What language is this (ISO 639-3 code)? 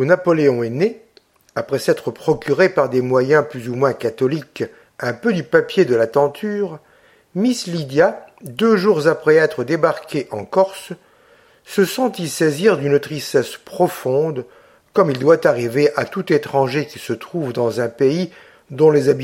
fra